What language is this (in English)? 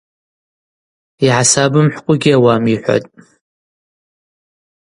Abaza